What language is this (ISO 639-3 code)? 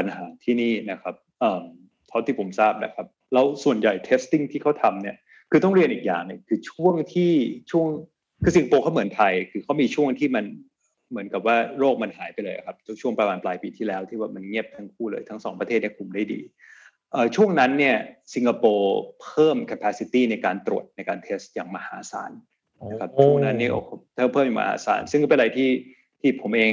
tha